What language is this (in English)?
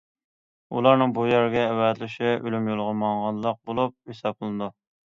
Uyghur